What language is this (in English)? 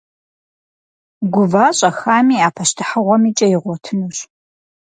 Kabardian